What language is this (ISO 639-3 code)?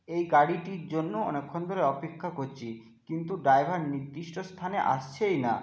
ben